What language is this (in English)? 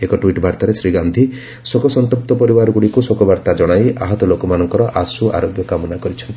Odia